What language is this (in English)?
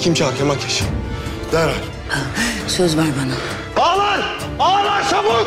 Turkish